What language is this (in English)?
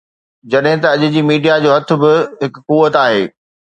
Sindhi